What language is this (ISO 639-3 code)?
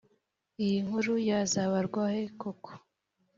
kin